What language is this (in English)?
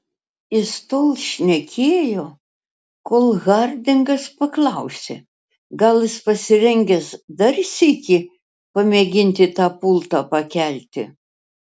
Lithuanian